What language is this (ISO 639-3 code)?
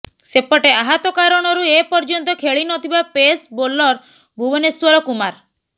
ori